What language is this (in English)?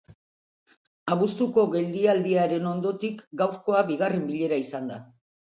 Basque